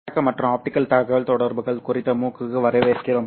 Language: Tamil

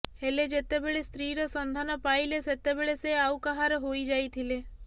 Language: Odia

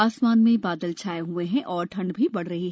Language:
Hindi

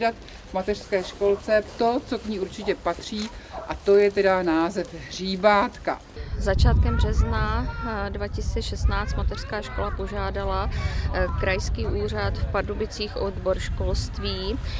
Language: Czech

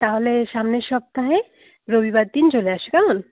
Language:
Bangla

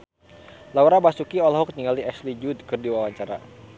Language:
Sundanese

